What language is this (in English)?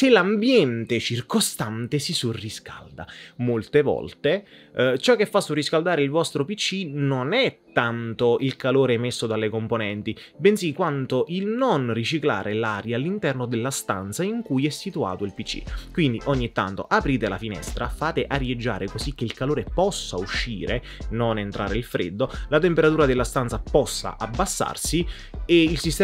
Italian